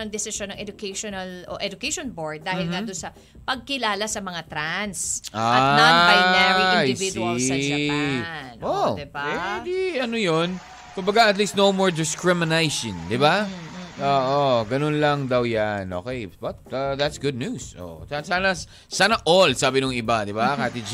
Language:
Filipino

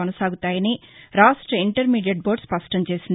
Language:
Telugu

